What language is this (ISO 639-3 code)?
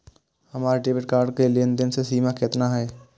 mai